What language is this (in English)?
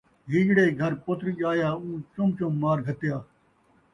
Saraiki